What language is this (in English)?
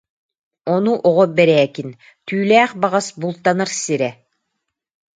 Yakut